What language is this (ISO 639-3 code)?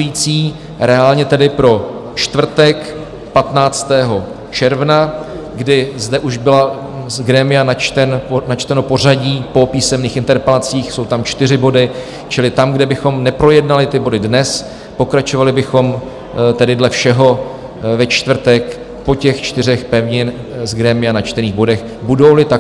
ces